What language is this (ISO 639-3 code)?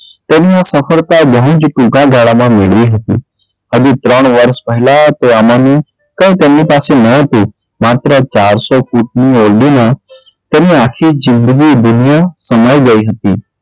guj